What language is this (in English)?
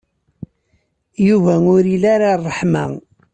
Kabyle